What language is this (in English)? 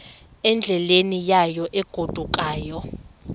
Xhosa